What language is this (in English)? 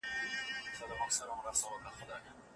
Pashto